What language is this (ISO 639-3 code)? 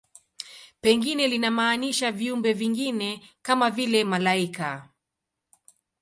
swa